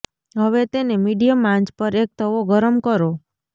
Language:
Gujarati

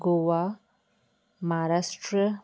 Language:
Sindhi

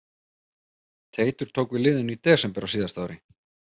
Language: Icelandic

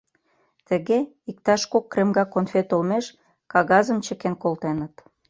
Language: Mari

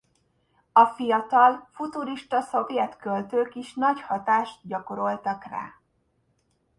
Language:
Hungarian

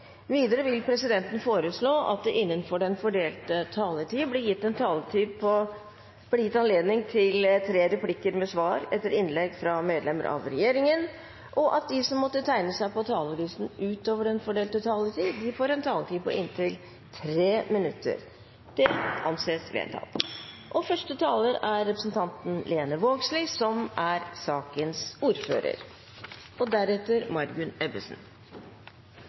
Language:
Norwegian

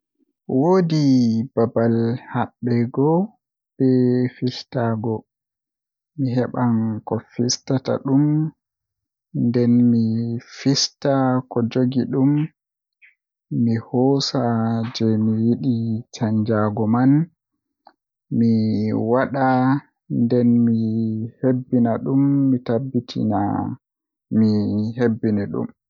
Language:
Western Niger Fulfulde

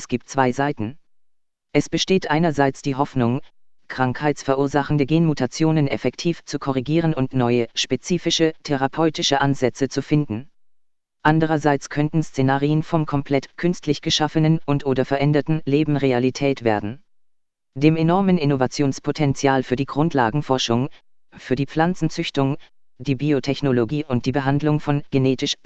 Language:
German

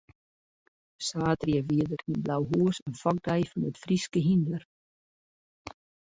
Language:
Western Frisian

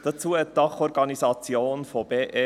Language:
Swiss German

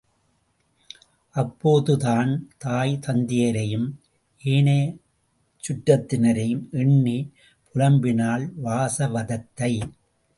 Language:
Tamil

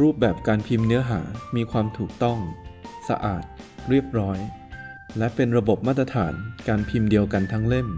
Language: Thai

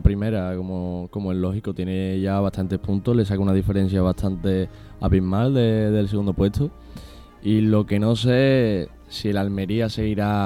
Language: Spanish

